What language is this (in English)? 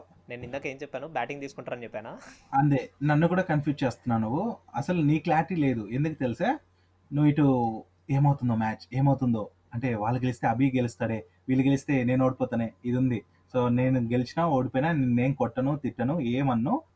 Telugu